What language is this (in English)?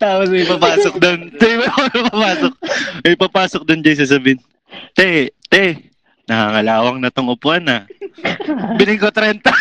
Filipino